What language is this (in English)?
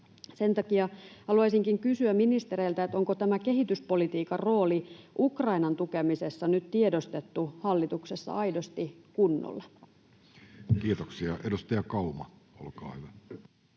Finnish